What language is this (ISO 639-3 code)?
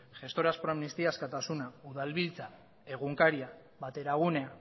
eus